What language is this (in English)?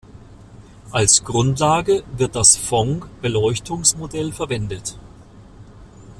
German